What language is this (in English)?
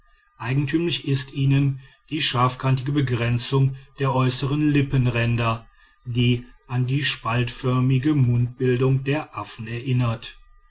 German